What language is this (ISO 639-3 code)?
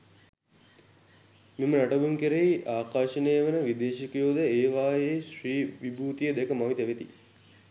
sin